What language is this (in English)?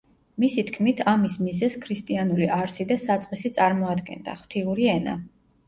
Georgian